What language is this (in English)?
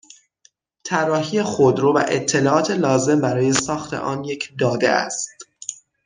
Persian